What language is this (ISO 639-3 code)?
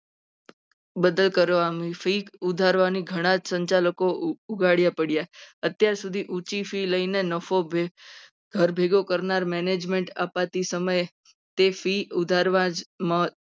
guj